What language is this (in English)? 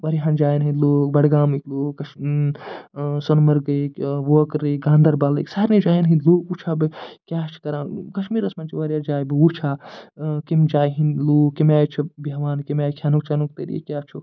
Kashmiri